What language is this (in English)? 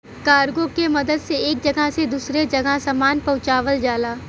Bhojpuri